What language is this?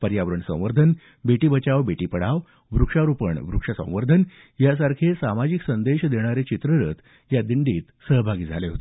Marathi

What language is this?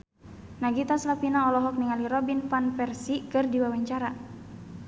Sundanese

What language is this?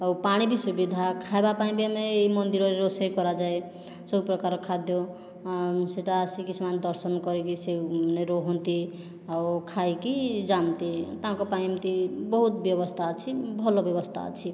Odia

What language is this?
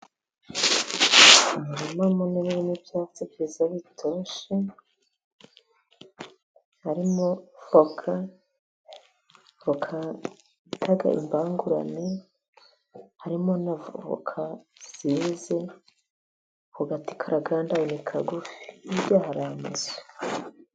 Kinyarwanda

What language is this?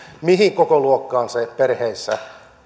Finnish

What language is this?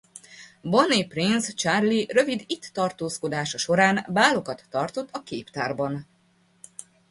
Hungarian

